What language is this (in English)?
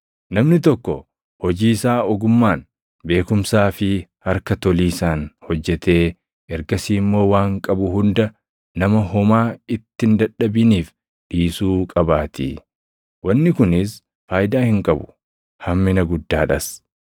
Oromo